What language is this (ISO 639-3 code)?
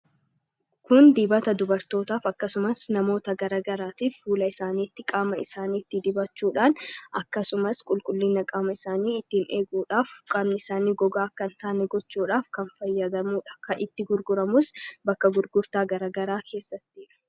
orm